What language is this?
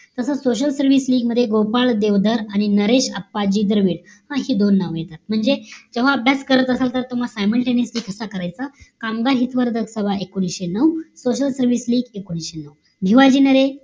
Marathi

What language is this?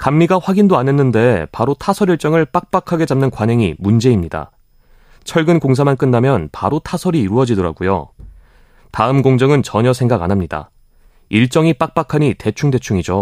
Korean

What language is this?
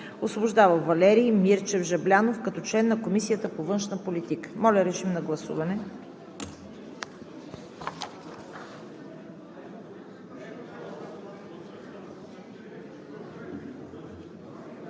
Bulgarian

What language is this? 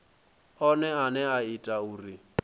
Venda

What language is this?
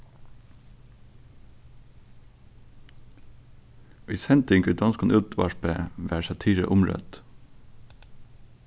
Faroese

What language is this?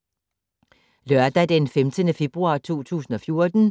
Danish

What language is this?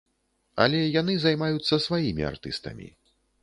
Belarusian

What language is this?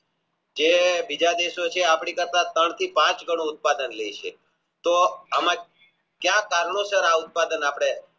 Gujarati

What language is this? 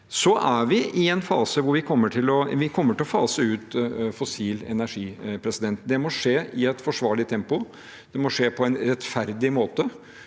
Norwegian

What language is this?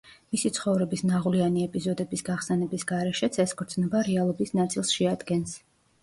Georgian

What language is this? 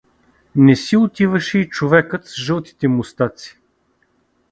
Bulgarian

